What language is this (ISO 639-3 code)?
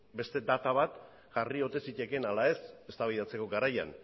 eus